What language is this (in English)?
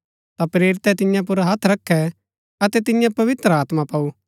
Gaddi